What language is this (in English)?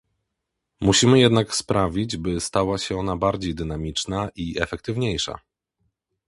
Polish